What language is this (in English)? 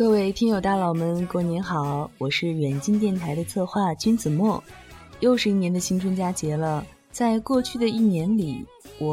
Chinese